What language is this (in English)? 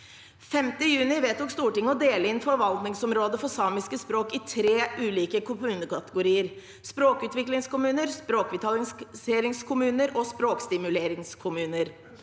Norwegian